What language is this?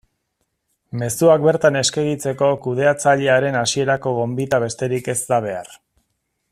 Basque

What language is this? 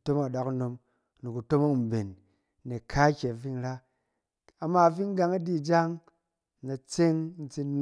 Cen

